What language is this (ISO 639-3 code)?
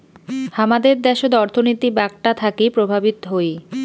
ben